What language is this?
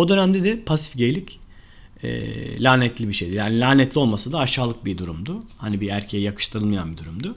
Turkish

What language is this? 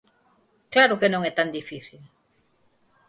Galician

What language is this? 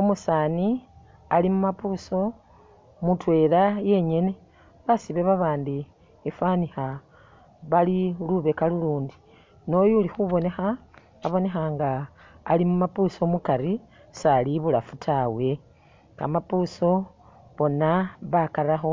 Masaaba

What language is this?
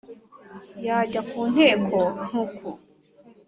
Kinyarwanda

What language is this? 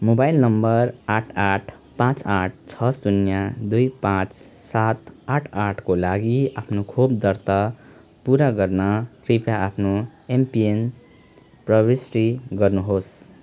Nepali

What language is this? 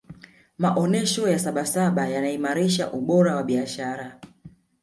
Swahili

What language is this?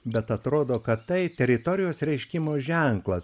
Lithuanian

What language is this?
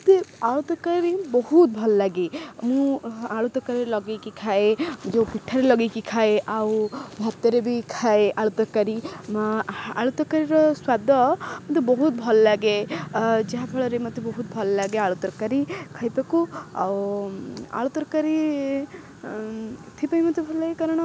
Odia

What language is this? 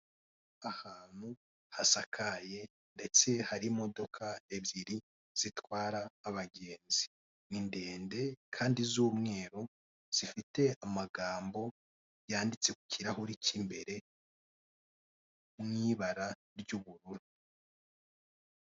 Kinyarwanda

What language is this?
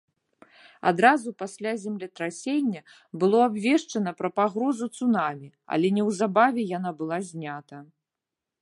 Belarusian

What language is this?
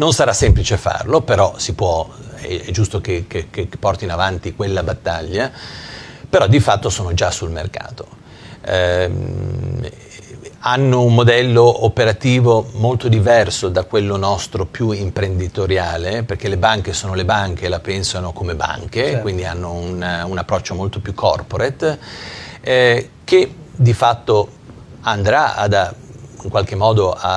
Italian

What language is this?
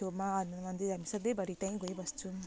Nepali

